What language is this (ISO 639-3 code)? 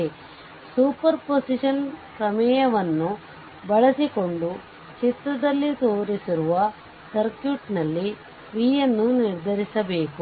kan